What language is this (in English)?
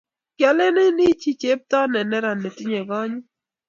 Kalenjin